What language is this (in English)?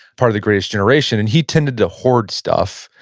English